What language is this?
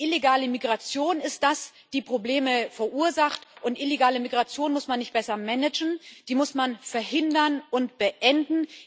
German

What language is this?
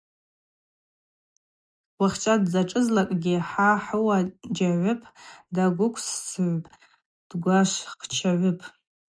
Abaza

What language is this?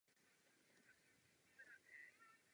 Czech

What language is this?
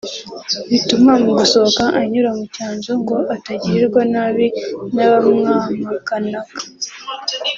Kinyarwanda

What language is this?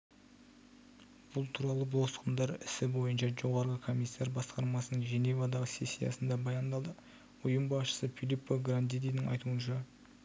Kazakh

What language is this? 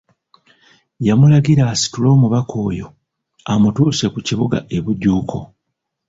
Ganda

